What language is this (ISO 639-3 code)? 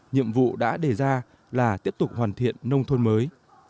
vie